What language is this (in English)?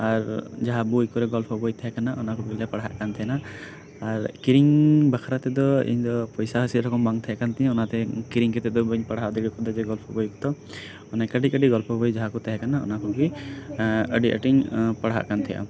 Santali